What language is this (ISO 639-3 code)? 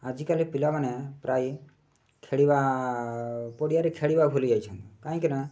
ori